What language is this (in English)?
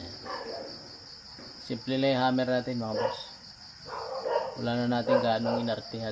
Filipino